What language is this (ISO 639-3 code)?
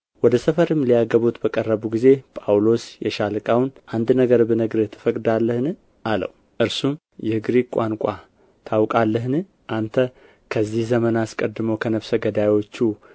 amh